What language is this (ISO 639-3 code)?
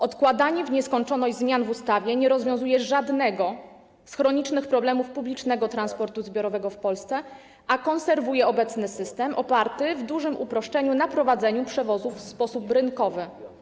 pol